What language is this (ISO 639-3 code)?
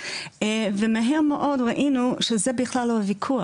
heb